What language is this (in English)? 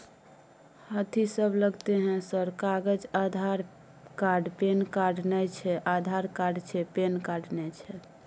Maithili